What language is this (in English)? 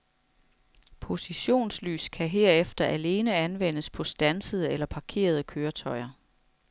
Danish